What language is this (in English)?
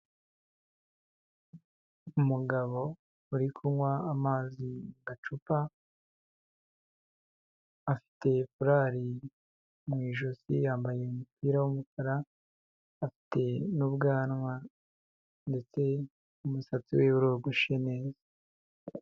Kinyarwanda